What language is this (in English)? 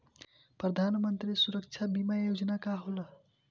Bhojpuri